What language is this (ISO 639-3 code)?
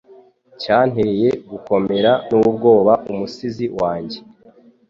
kin